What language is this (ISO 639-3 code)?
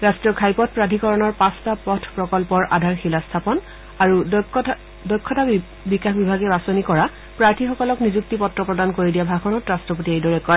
asm